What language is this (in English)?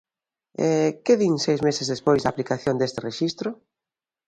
Galician